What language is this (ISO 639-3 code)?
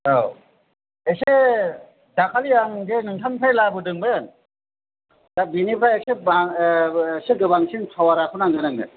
brx